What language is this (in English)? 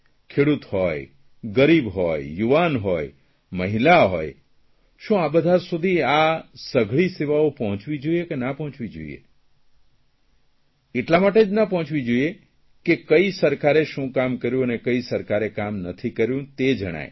Gujarati